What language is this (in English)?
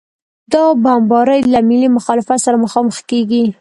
Pashto